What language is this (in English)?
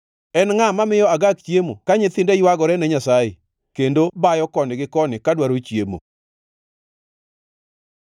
Luo (Kenya and Tanzania)